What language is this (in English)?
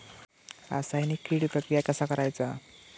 Marathi